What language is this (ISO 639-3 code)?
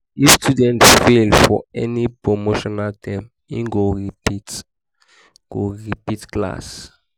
pcm